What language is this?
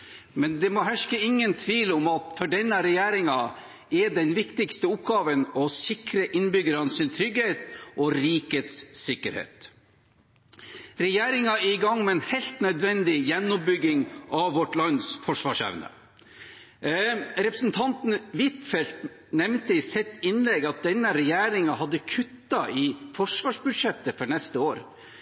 Norwegian Bokmål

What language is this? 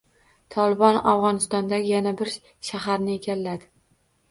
Uzbek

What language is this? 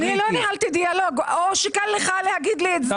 Hebrew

